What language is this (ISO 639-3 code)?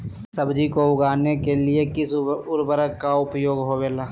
mag